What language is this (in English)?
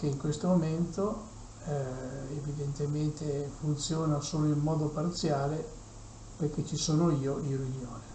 Italian